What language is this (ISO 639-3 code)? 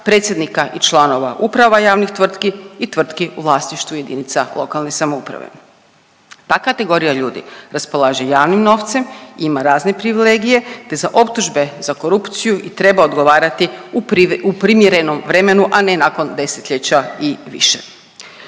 hrv